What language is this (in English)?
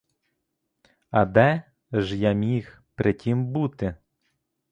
Ukrainian